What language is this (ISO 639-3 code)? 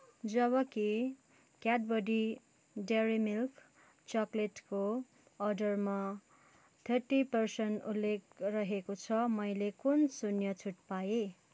nep